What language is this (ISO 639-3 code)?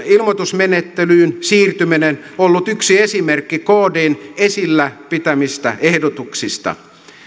fin